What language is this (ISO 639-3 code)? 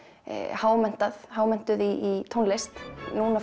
isl